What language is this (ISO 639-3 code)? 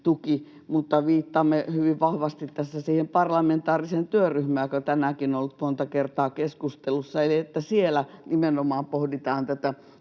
fin